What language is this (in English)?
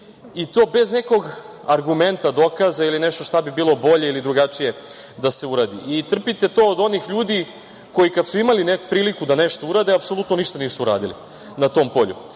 Serbian